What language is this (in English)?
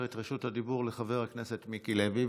Hebrew